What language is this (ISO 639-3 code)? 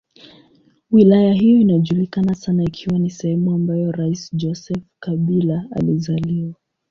swa